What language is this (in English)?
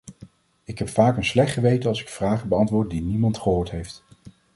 Dutch